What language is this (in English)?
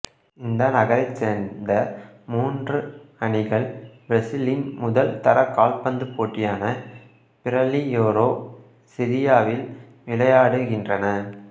Tamil